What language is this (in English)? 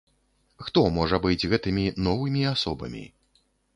Belarusian